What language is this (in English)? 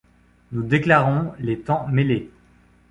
French